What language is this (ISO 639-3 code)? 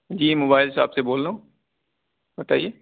urd